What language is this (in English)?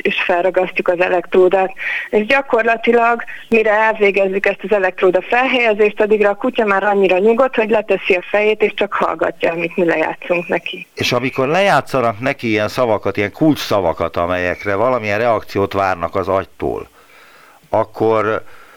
Hungarian